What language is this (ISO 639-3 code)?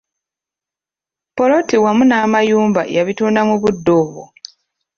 lug